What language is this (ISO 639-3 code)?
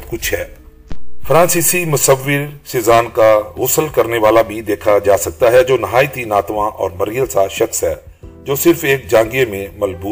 urd